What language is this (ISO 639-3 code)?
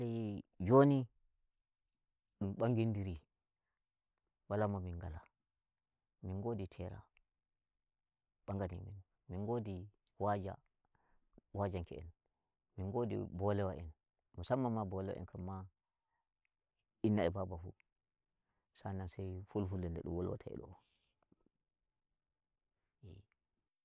fuv